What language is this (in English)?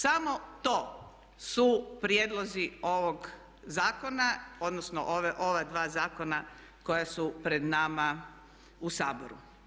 Croatian